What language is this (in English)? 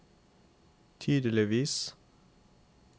Norwegian